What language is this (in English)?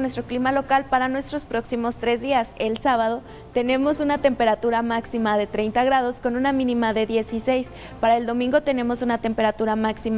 Spanish